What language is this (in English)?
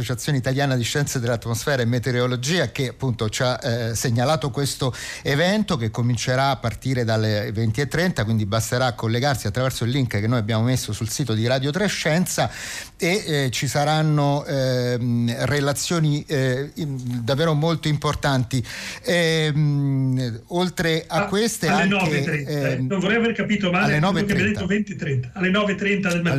Italian